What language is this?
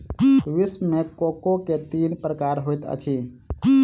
Maithili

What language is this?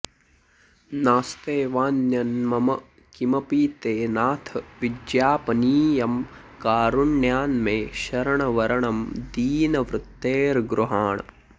Sanskrit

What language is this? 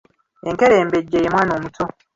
Ganda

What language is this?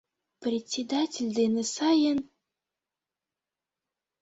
Mari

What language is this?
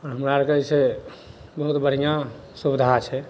Maithili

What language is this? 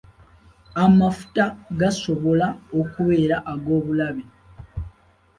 Ganda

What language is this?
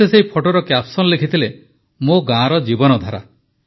Odia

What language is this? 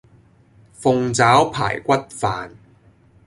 Cantonese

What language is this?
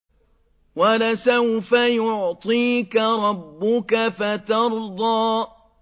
Arabic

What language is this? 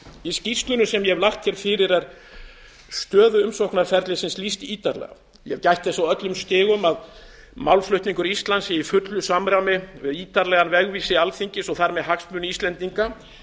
Icelandic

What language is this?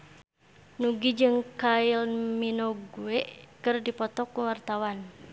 Sundanese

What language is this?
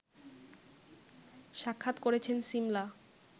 Bangla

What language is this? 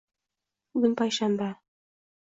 Uzbek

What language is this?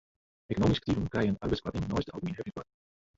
Western Frisian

